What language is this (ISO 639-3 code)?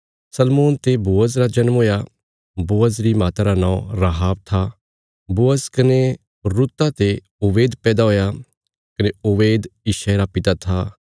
kfs